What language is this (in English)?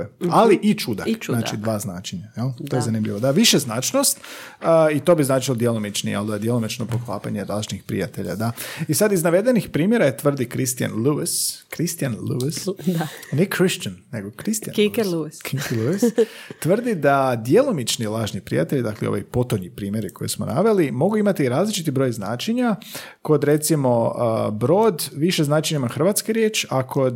Croatian